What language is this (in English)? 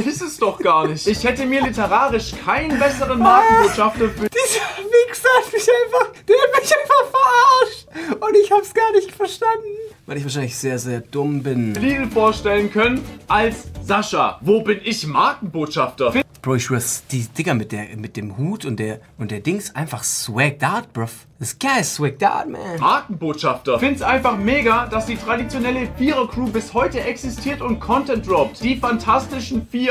German